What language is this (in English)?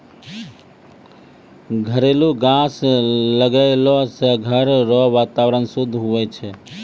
Maithili